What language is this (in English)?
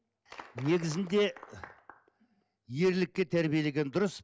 Kazakh